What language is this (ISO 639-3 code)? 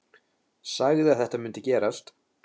isl